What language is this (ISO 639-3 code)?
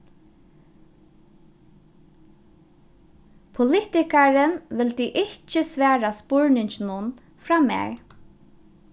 fao